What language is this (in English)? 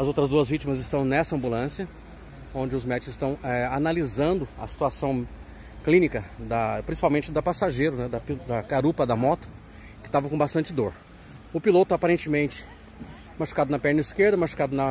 Portuguese